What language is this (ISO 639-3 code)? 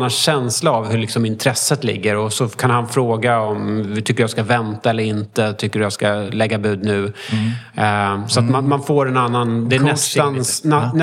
swe